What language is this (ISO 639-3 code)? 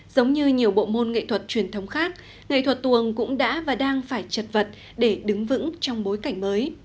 vie